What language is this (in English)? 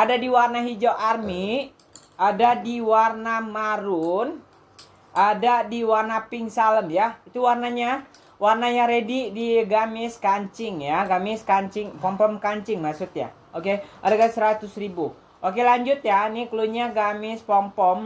Indonesian